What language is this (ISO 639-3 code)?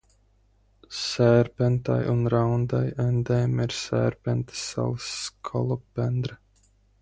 lav